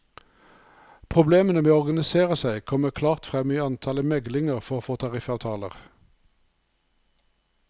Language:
Norwegian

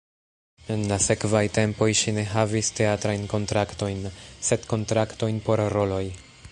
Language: Esperanto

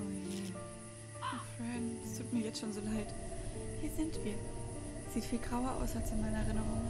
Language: German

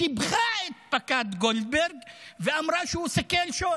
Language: Hebrew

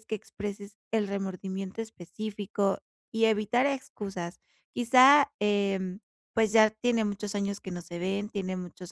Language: Spanish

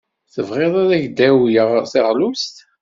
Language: Kabyle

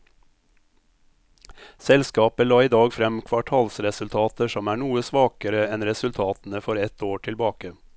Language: Norwegian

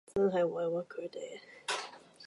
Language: Cantonese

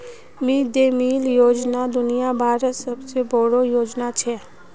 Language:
Magahi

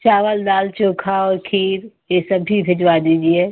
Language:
Hindi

